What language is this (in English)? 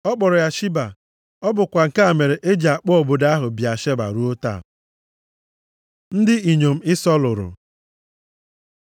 Igbo